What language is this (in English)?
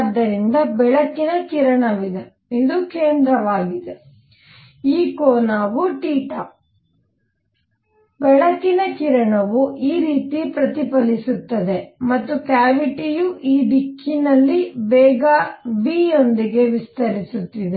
Kannada